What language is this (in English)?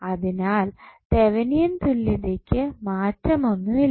Malayalam